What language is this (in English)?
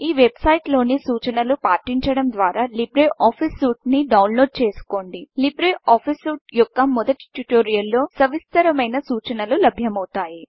Telugu